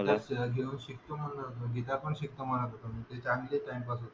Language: Marathi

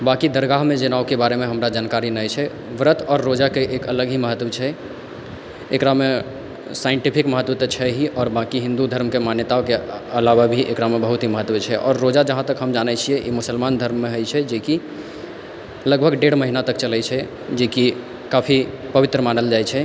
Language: Maithili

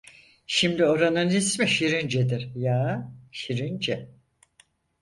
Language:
Turkish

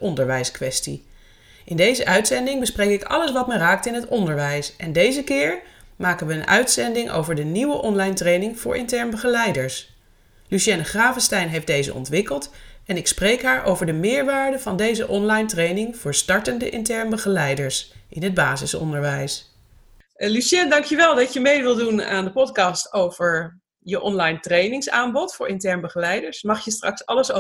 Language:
Dutch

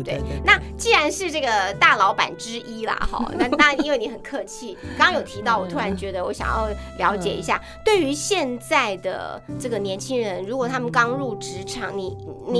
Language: Chinese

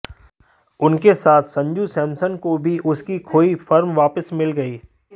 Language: Hindi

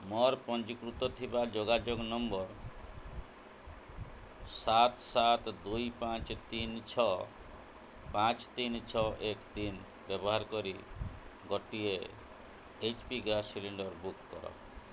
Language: Odia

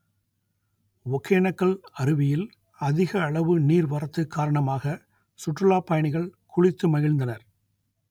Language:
Tamil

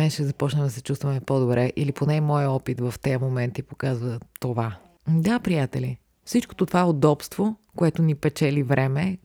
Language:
Bulgarian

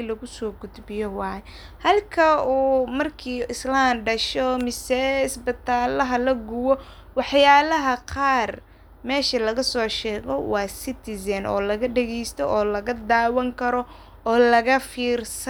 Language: Somali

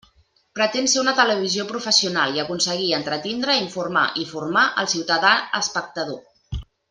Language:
Catalan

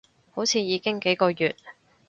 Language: Cantonese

